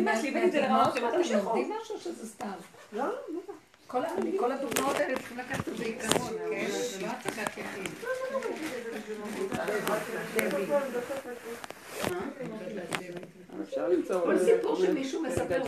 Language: Hebrew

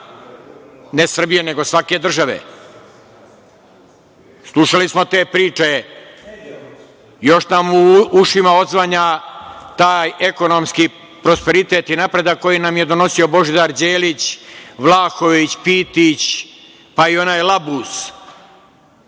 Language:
Serbian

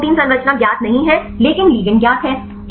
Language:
Hindi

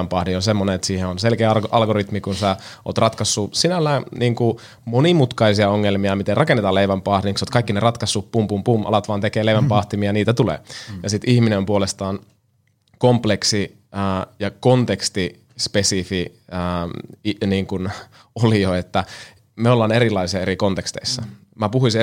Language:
Finnish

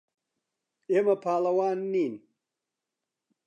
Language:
Central Kurdish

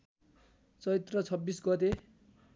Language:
Nepali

